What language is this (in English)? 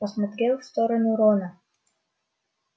Russian